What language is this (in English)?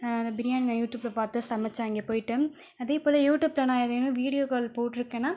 Tamil